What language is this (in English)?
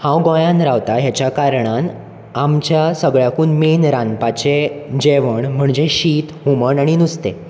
Konkani